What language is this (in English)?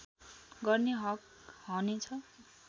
Nepali